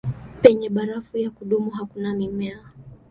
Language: Swahili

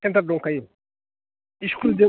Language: Bodo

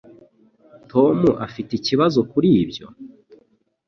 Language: Kinyarwanda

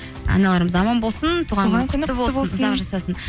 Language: Kazakh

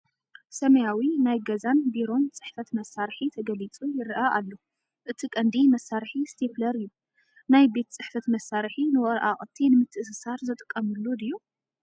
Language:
Tigrinya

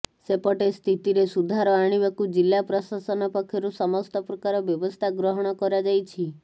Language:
Odia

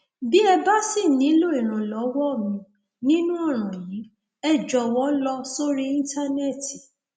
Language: Yoruba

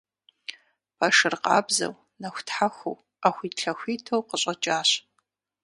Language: Kabardian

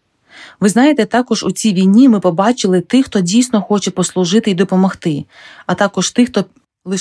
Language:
Ukrainian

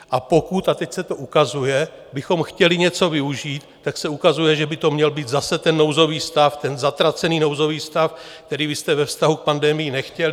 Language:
Czech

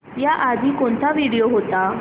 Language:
Marathi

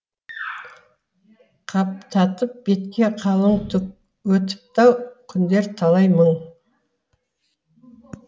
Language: Kazakh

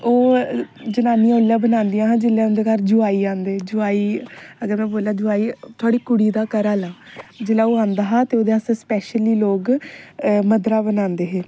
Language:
Dogri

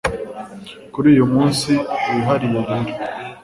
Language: Kinyarwanda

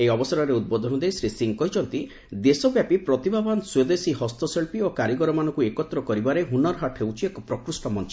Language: Odia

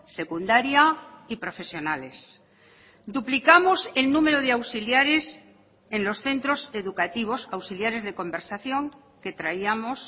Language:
Spanish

